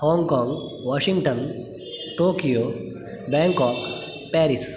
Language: Sanskrit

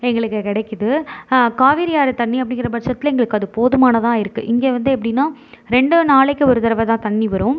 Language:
Tamil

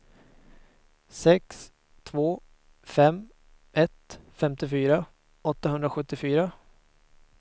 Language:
Swedish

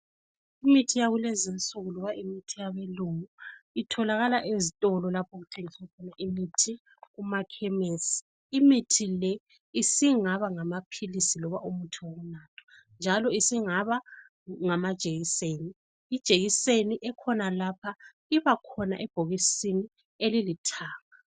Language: North Ndebele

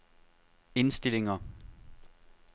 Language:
Danish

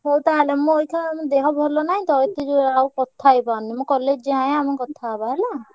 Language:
Odia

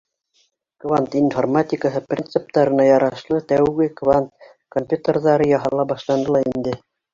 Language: Bashkir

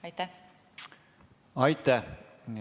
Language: Estonian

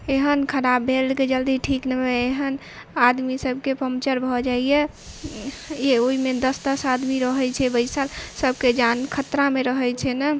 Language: Maithili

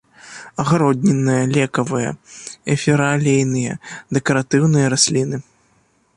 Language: Belarusian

